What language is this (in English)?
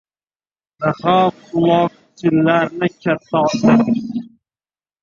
Uzbek